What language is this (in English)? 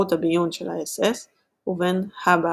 Hebrew